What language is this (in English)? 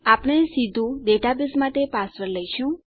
Gujarati